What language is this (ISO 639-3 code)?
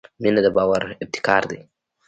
pus